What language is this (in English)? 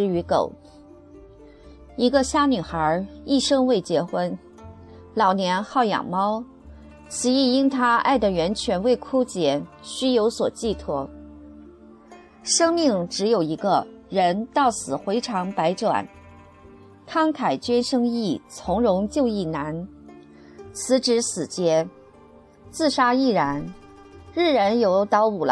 Chinese